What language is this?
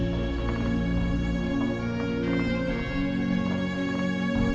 Indonesian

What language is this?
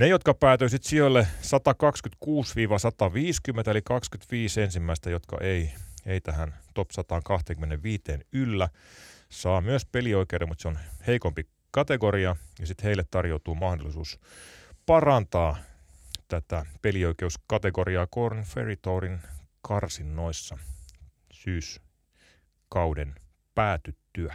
Finnish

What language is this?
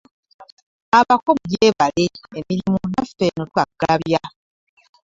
Ganda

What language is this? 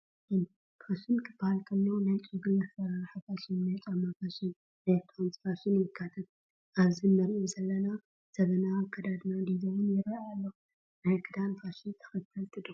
Tigrinya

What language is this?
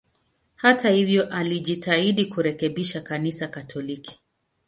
Swahili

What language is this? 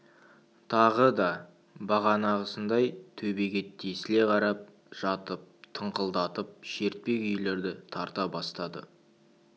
Kazakh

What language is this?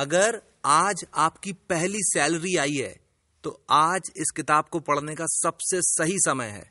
Hindi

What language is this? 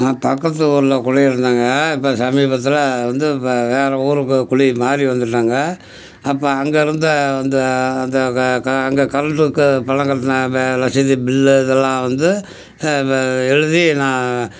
Tamil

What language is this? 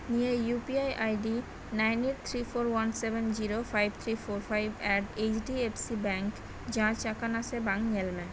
Santali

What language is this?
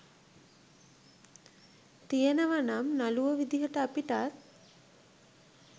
Sinhala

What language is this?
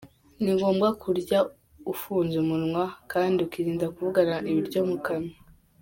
Kinyarwanda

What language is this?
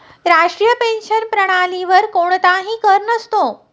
Marathi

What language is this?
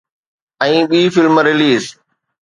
Sindhi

